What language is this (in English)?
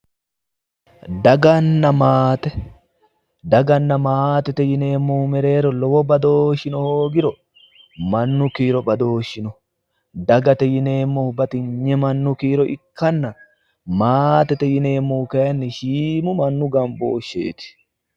Sidamo